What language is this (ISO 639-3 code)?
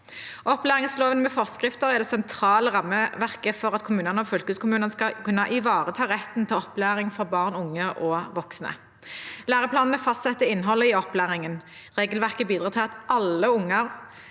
nor